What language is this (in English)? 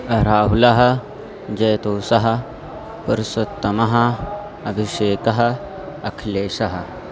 Sanskrit